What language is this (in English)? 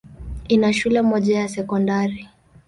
Swahili